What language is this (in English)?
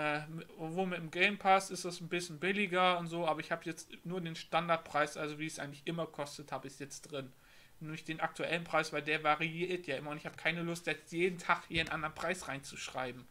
German